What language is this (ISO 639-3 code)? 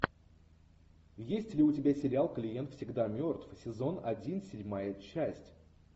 rus